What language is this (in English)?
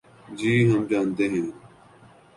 Urdu